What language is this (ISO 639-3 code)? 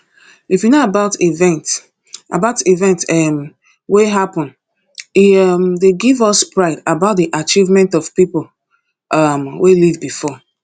pcm